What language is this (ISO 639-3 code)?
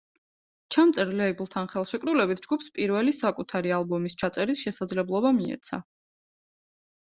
kat